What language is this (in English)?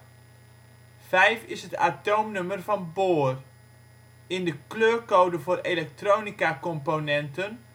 Dutch